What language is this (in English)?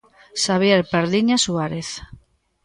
Galician